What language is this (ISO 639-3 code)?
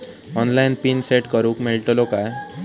mar